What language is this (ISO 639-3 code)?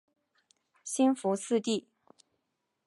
zho